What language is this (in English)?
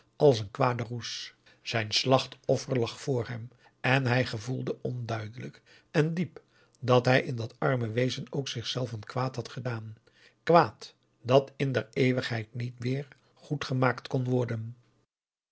Dutch